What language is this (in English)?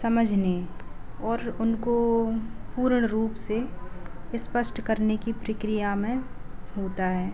Hindi